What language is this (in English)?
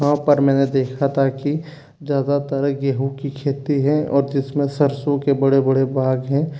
Hindi